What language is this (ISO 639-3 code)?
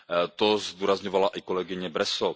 ces